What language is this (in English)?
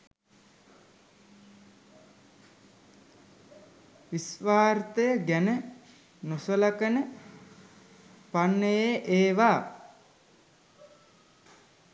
Sinhala